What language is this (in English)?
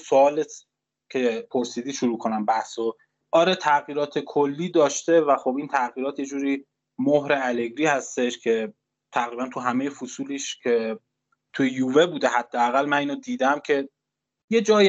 Persian